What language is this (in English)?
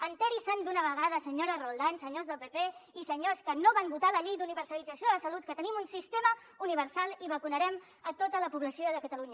Catalan